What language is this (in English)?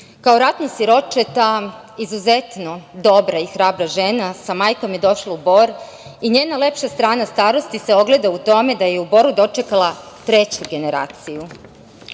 Serbian